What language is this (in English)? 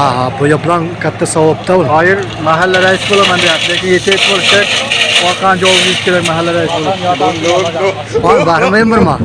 Uzbek